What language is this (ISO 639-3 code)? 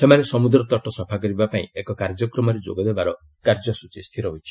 ori